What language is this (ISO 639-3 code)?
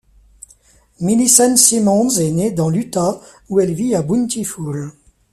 fra